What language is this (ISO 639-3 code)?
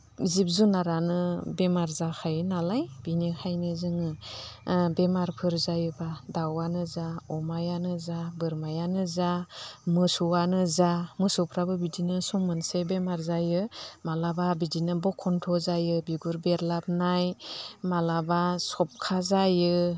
brx